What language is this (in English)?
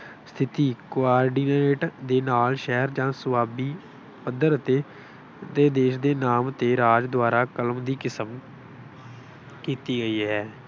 Punjabi